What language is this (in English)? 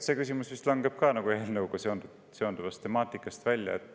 Estonian